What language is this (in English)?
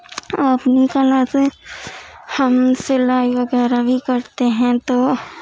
Urdu